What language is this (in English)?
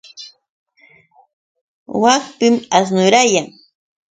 Yauyos Quechua